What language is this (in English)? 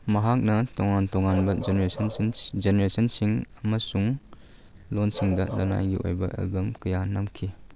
Manipuri